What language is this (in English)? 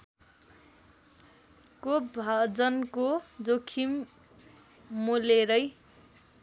Nepali